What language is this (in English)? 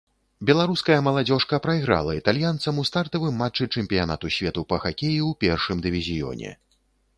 Belarusian